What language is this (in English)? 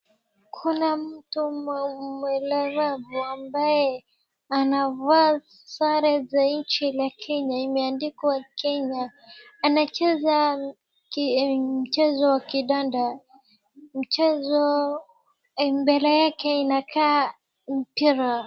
Swahili